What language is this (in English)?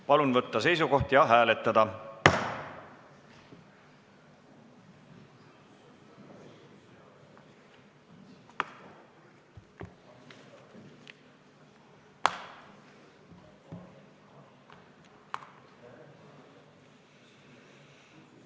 Estonian